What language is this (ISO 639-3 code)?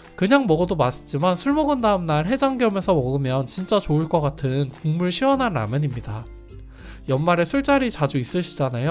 kor